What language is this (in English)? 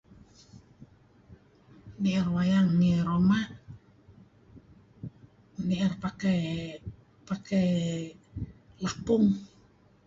Kelabit